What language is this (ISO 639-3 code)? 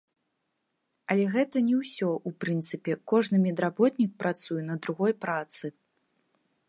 bel